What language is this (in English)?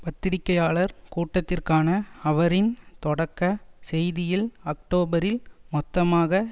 Tamil